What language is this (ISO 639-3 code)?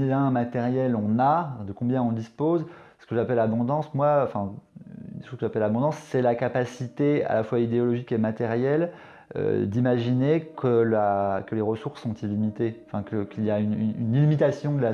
fra